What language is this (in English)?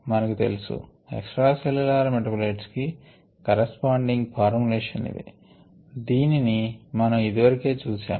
Telugu